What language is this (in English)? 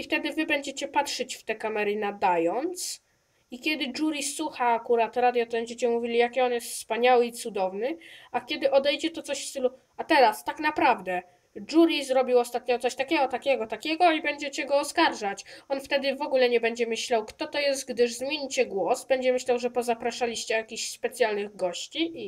Polish